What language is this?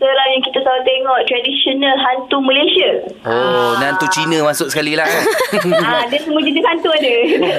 Malay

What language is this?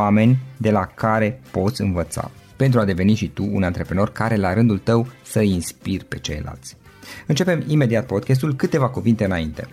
Romanian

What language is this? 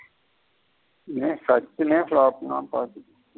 Tamil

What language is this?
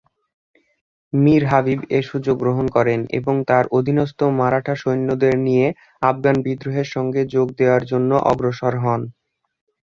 Bangla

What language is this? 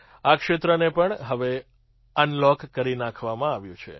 Gujarati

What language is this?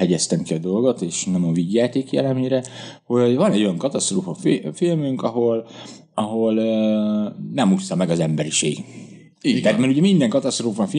Hungarian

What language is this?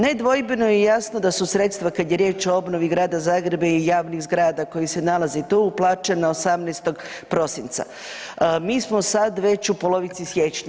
Croatian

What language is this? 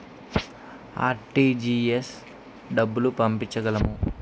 Telugu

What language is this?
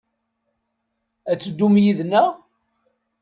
Kabyle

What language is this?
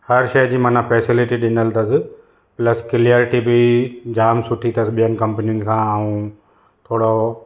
Sindhi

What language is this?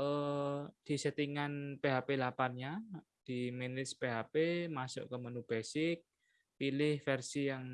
Indonesian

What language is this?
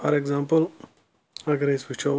Kashmiri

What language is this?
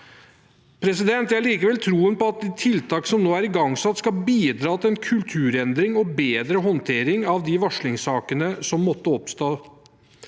Norwegian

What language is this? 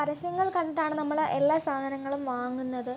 Malayalam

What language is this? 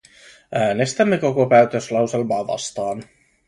Finnish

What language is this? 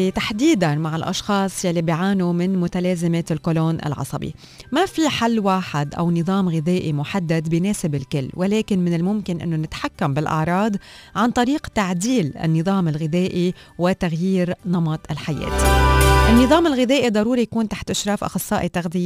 Arabic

